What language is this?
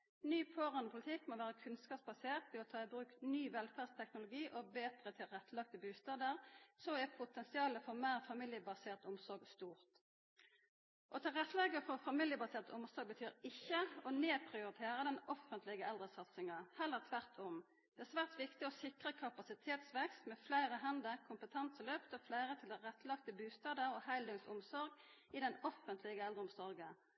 Norwegian Nynorsk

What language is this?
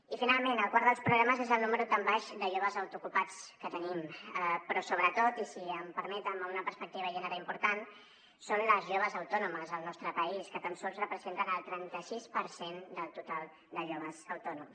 Catalan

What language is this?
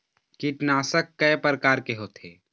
Chhattisgarhi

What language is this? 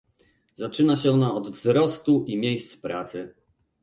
Polish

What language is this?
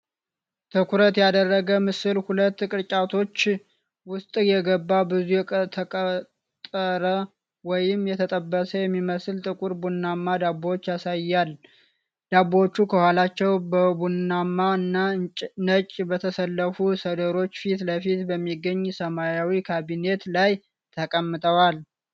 Amharic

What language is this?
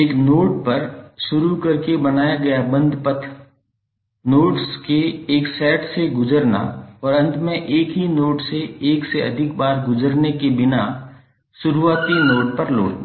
Hindi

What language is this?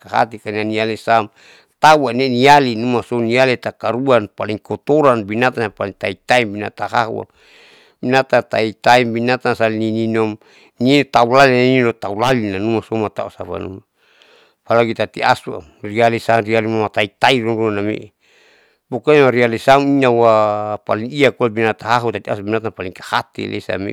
Saleman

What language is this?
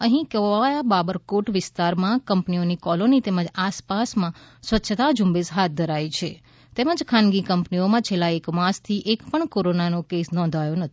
Gujarati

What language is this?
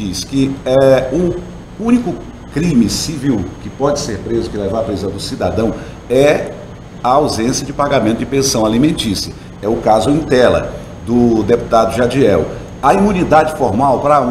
Portuguese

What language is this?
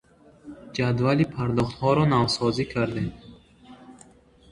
Tajik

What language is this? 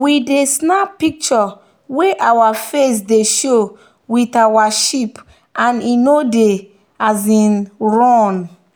Nigerian Pidgin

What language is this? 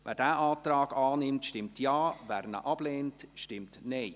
Swiss German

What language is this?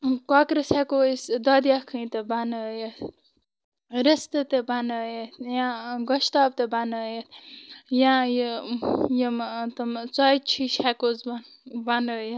Kashmiri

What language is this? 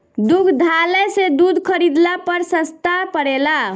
Bhojpuri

